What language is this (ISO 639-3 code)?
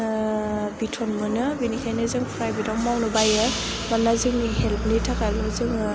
brx